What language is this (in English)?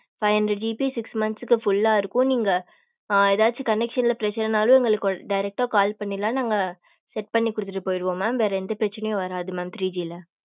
Tamil